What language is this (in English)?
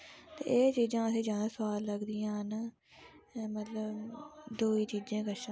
Dogri